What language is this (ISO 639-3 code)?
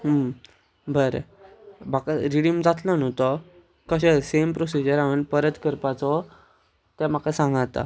kok